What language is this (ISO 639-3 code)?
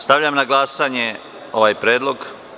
srp